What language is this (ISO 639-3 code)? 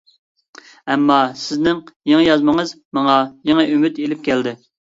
uig